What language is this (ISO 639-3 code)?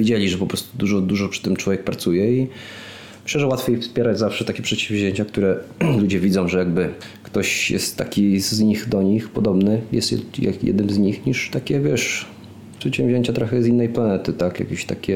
pol